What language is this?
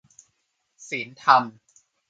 Thai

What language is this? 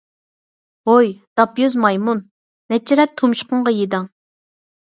Uyghur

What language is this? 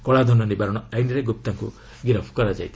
Odia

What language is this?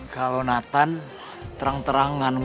Indonesian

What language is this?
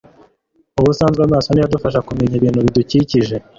Kinyarwanda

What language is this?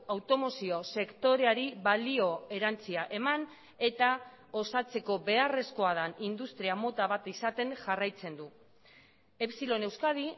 Basque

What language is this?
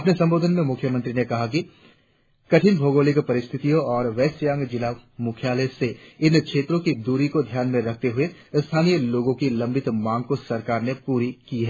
Hindi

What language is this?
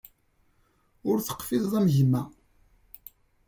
Kabyle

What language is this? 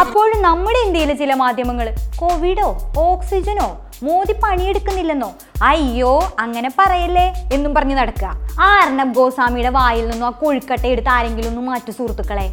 Malayalam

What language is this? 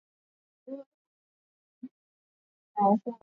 Swahili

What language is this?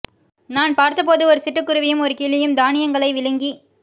Tamil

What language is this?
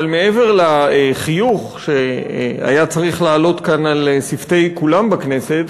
Hebrew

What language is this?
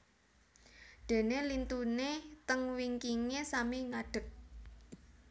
Javanese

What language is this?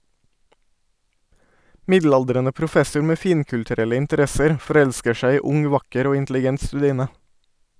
Norwegian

